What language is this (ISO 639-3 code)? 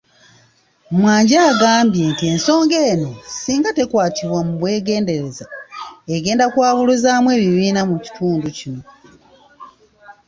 lug